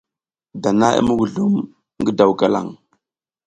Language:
South Giziga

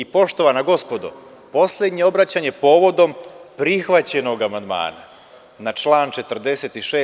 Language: Serbian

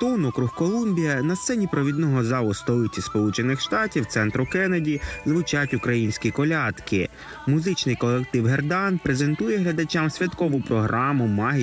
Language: Ukrainian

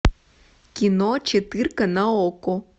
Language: Russian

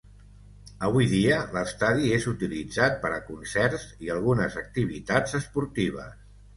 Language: Catalan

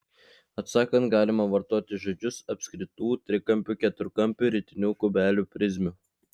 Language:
Lithuanian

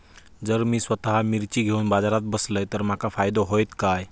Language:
Marathi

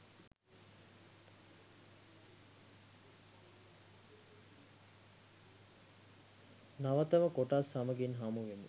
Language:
Sinhala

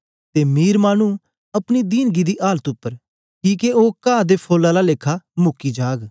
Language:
Dogri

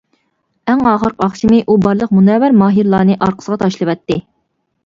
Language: Uyghur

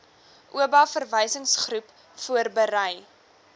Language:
Afrikaans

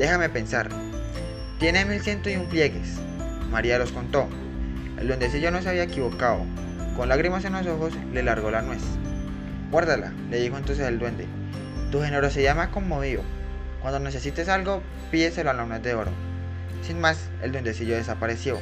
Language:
Spanish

